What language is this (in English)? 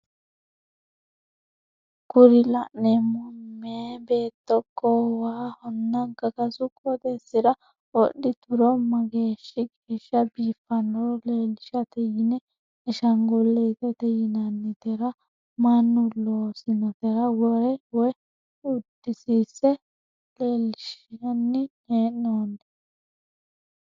Sidamo